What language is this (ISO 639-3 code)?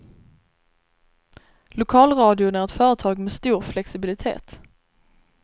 swe